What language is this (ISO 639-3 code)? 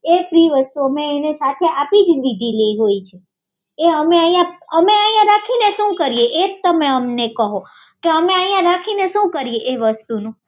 guj